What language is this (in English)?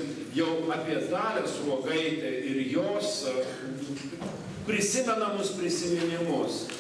Ukrainian